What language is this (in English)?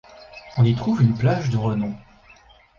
French